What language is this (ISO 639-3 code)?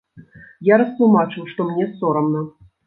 bel